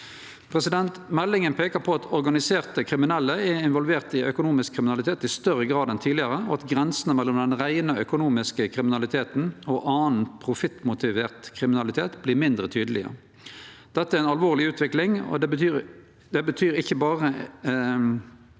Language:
Norwegian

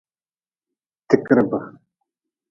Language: Nawdm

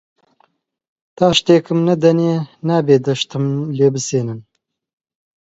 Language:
Central Kurdish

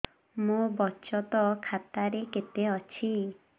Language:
Odia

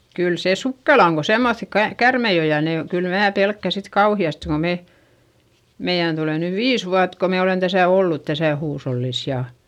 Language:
Finnish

